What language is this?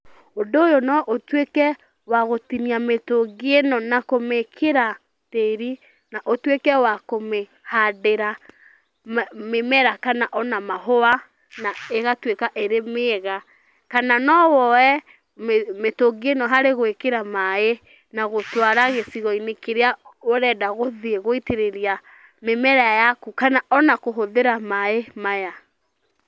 Kikuyu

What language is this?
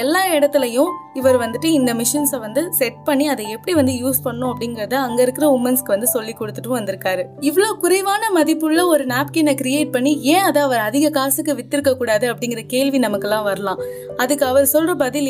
Tamil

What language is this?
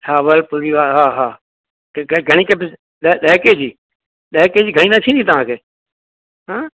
Sindhi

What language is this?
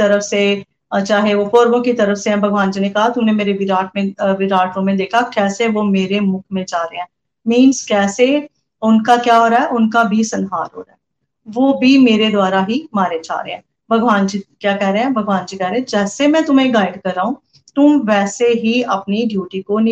Hindi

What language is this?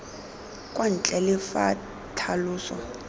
Tswana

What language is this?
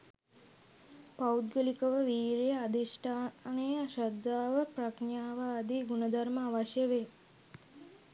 Sinhala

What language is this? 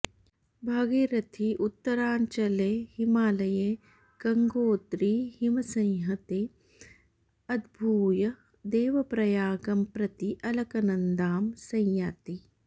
Sanskrit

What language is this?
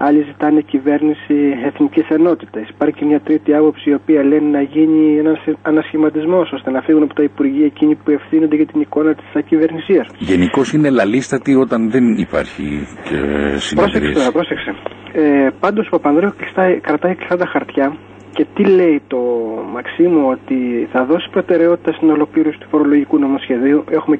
Greek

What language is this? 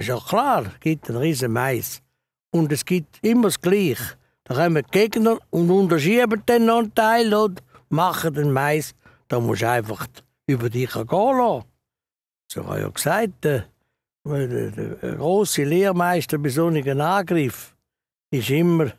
German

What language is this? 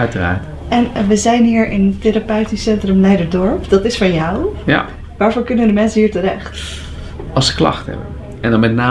Dutch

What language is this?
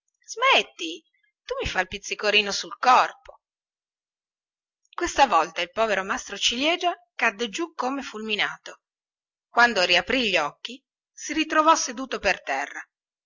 Italian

